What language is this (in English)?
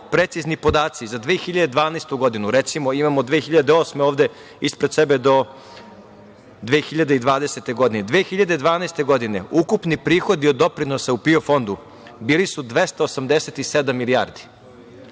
Serbian